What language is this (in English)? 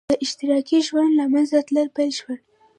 Pashto